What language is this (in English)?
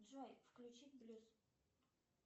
Russian